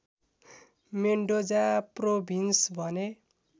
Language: Nepali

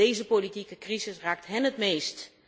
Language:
Dutch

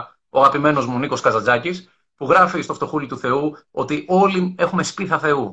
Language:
Greek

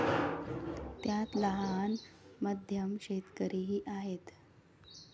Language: Marathi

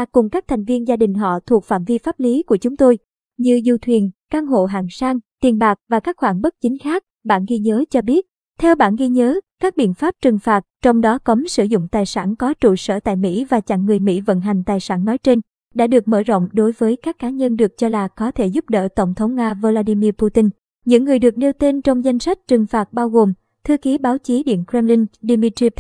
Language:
Vietnamese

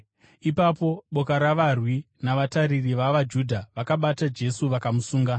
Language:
Shona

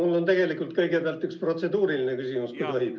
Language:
Estonian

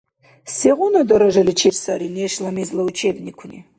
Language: Dargwa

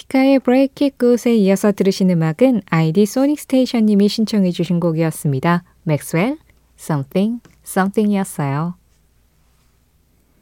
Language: Korean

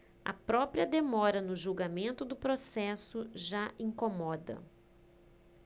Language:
Portuguese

